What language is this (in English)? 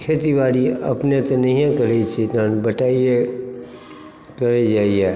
Maithili